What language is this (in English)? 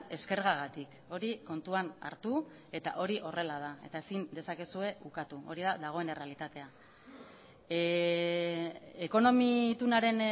Basque